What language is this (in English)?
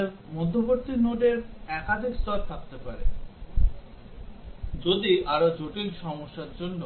Bangla